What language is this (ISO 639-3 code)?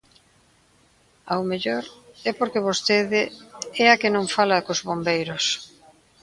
glg